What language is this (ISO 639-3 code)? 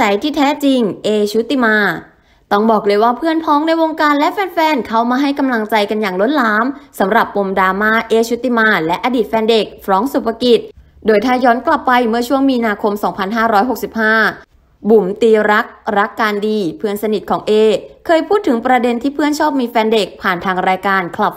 tha